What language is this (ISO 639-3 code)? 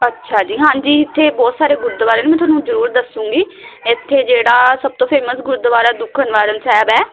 pan